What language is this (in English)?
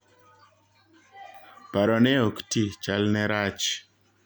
Luo (Kenya and Tanzania)